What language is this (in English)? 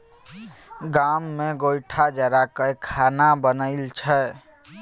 Maithili